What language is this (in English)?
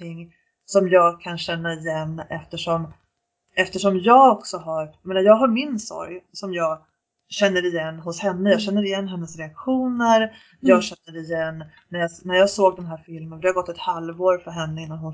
Swedish